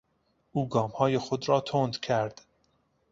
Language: Persian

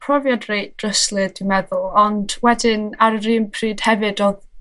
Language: Welsh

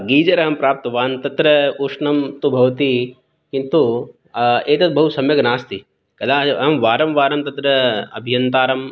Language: Sanskrit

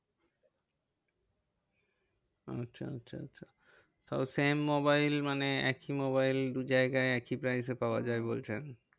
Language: Bangla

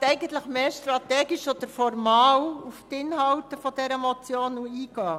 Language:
Swiss German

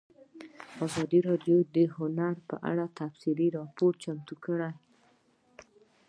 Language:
Pashto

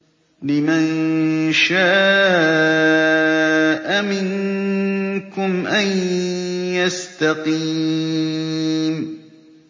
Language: Arabic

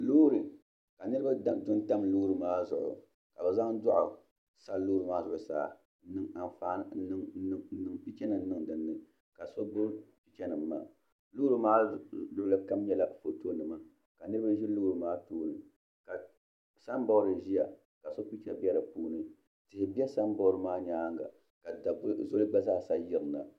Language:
Dagbani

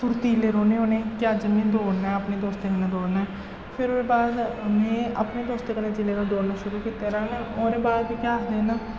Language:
Dogri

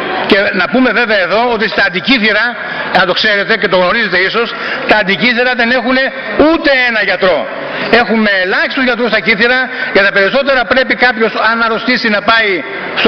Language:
Greek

